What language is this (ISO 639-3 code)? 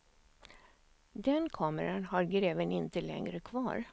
swe